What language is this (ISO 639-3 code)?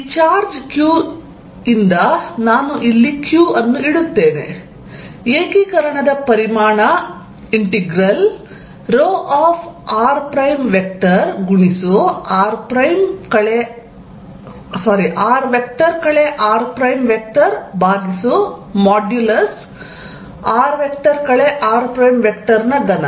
kan